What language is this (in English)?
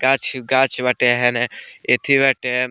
Bhojpuri